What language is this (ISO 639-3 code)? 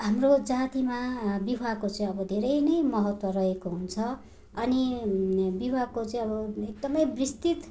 nep